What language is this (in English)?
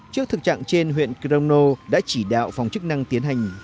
Vietnamese